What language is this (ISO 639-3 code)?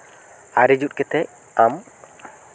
sat